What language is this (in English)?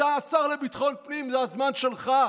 Hebrew